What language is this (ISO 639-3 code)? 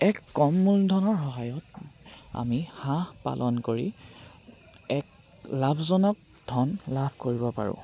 asm